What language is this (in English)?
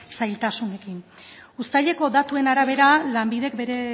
Basque